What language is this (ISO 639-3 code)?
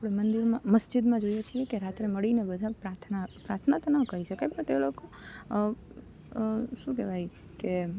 guj